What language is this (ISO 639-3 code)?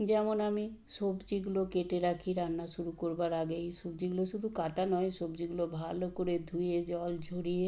ben